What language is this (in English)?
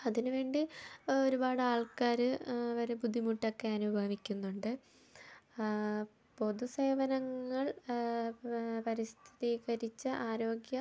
Malayalam